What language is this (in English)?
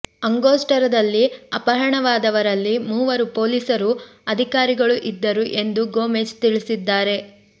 Kannada